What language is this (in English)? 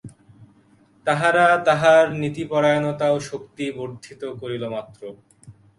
Bangla